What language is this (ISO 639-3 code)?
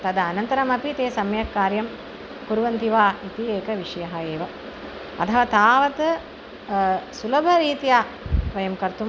san